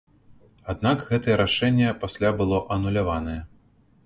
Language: Belarusian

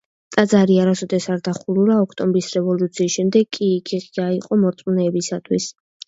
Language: Georgian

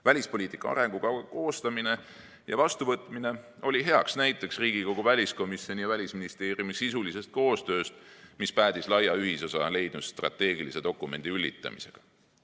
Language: Estonian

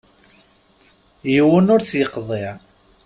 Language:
Kabyle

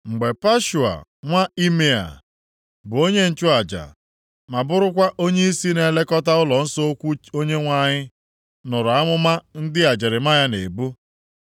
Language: Igbo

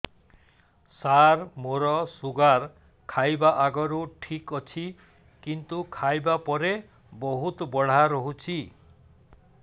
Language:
Odia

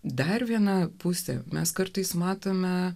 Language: Lithuanian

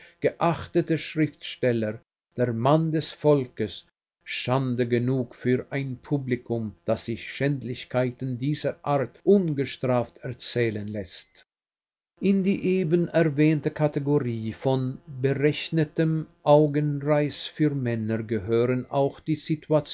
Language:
German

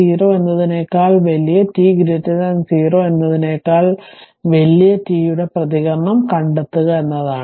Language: Malayalam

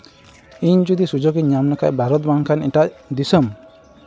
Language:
Santali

